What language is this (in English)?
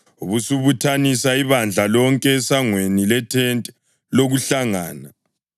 North Ndebele